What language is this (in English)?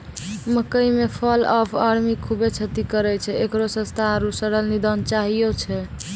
Maithili